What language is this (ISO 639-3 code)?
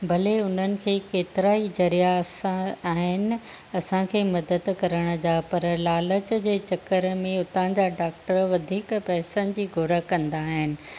snd